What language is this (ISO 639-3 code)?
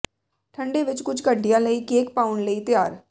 pan